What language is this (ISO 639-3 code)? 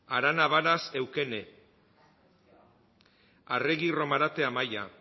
eus